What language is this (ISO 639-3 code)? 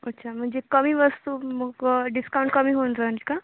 mar